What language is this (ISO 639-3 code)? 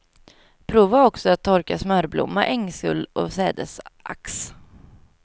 swe